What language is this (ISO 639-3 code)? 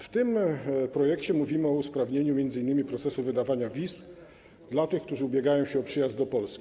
pol